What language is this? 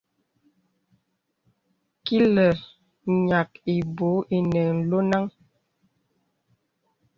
Bebele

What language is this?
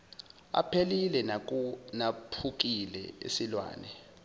Zulu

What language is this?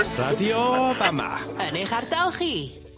Welsh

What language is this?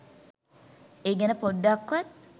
Sinhala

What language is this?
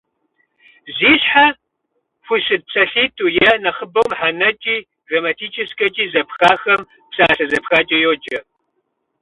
Kabardian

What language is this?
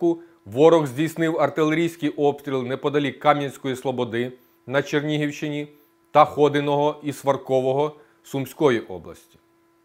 Ukrainian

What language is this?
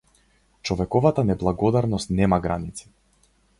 Macedonian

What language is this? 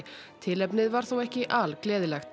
Icelandic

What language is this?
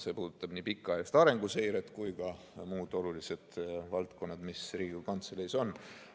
Estonian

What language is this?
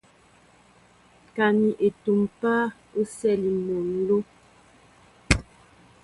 Mbo (Cameroon)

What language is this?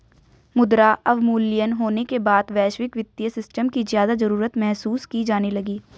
Hindi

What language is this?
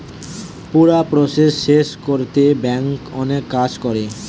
Bangla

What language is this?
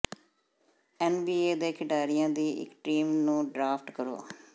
Punjabi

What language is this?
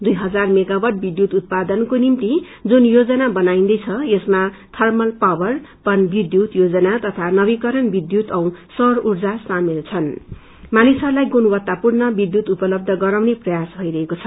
Nepali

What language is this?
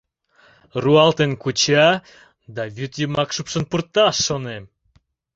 Mari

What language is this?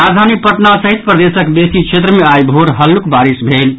Maithili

